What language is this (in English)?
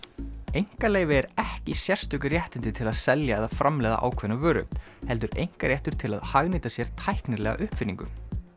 Icelandic